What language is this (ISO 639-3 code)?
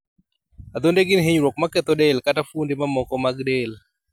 luo